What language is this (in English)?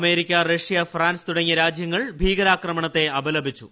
Malayalam